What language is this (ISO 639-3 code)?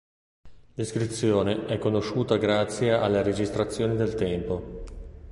ita